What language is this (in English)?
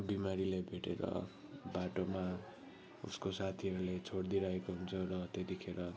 Nepali